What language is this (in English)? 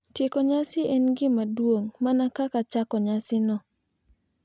Luo (Kenya and Tanzania)